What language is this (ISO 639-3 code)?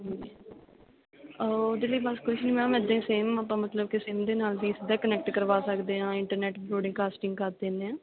pan